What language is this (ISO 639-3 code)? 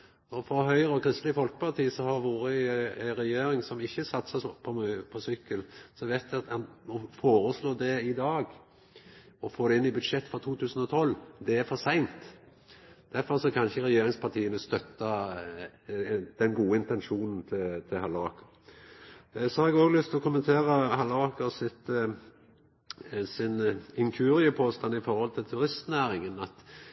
nno